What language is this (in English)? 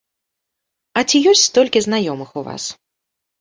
Belarusian